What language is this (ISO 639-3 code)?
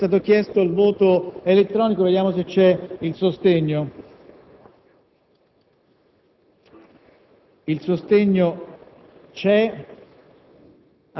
ita